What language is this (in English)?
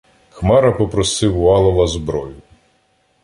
Ukrainian